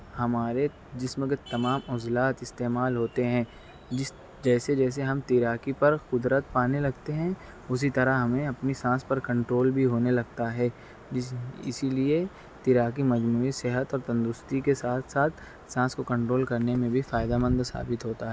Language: Urdu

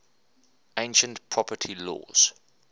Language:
English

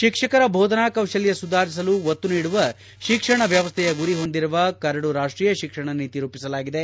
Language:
Kannada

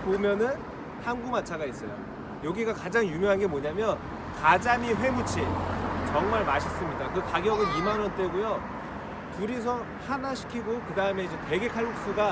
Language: Korean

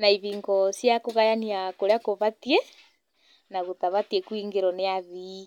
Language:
Kikuyu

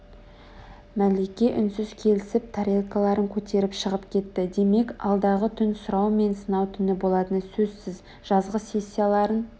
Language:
Kazakh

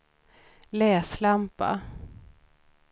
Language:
Swedish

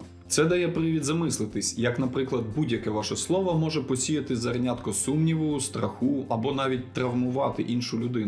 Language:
Ukrainian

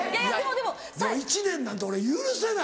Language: Japanese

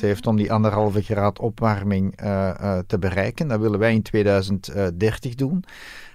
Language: Dutch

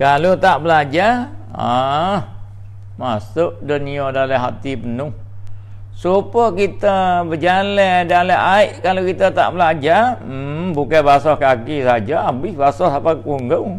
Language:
Malay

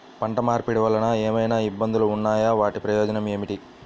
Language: Telugu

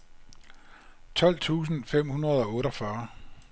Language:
Danish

